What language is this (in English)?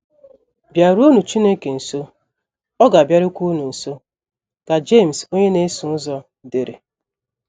Igbo